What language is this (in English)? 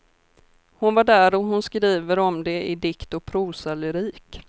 Swedish